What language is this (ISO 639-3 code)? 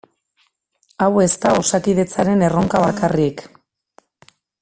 eus